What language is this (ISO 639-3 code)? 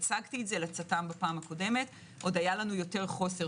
heb